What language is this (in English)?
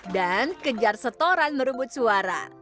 Indonesian